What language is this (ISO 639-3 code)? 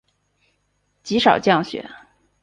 zho